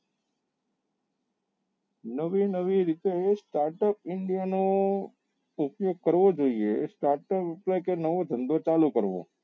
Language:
Gujarati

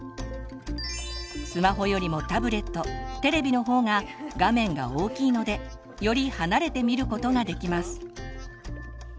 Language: Japanese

